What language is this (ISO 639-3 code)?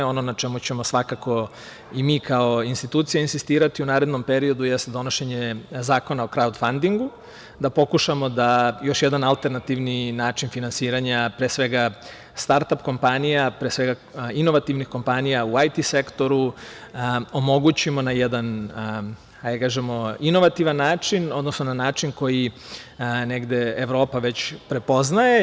srp